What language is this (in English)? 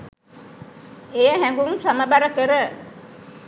Sinhala